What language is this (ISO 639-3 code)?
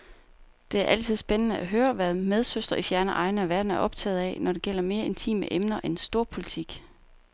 dan